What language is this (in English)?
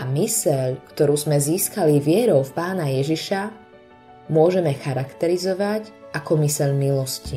Slovak